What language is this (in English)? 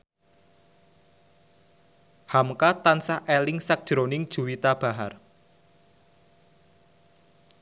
Javanese